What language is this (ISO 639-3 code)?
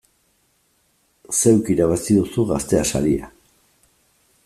eus